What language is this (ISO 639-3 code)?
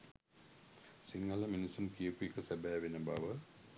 sin